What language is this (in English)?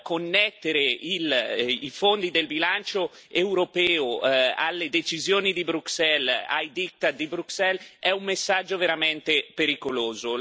Italian